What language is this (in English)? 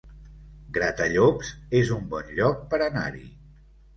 Catalan